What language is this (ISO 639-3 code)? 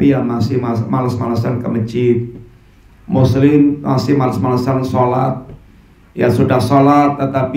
ind